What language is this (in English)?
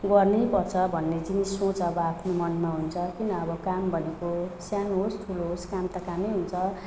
Nepali